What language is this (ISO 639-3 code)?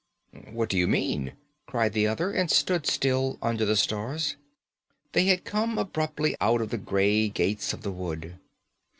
eng